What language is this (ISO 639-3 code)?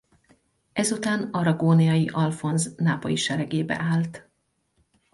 hun